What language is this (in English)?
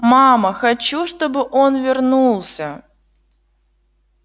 Russian